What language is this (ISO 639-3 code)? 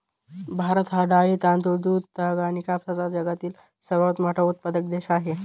mar